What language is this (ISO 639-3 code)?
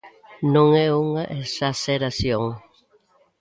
glg